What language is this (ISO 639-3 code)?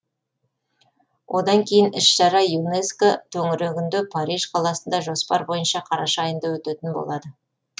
kaz